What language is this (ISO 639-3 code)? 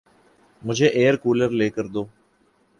urd